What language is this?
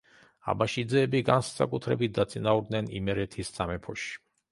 Georgian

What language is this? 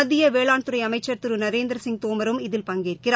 Tamil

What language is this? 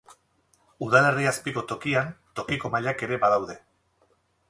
Basque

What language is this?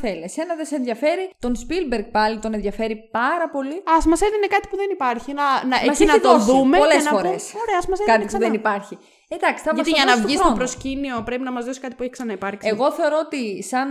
Greek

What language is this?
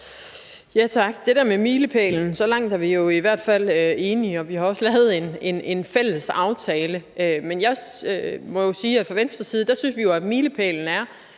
Danish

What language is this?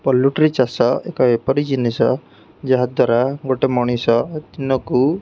Odia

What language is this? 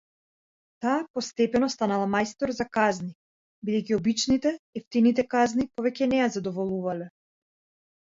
Macedonian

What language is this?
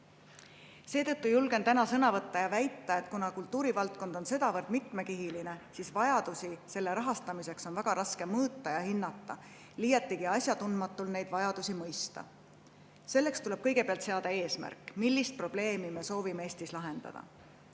Estonian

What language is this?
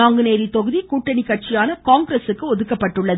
Tamil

